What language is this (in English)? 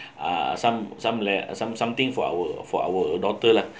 English